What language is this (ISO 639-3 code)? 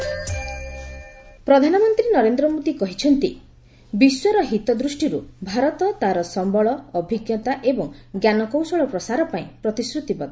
ori